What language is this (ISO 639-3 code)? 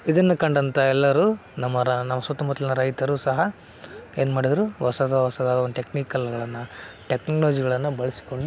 kan